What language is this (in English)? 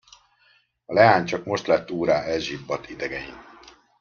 Hungarian